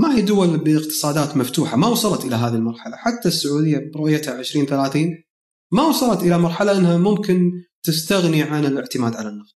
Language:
Arabic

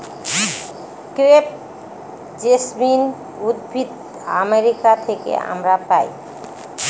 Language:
Bangla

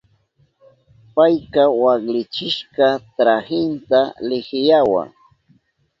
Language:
Southern Pastaza Quechua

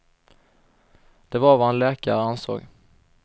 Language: Swedish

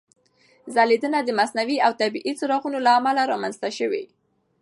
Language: Pashto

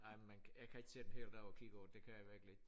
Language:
Danish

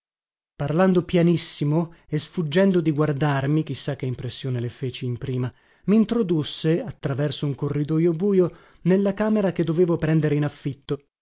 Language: Italian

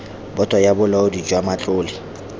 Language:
Tswana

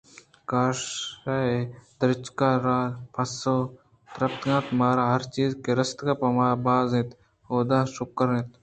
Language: Eastern Balochi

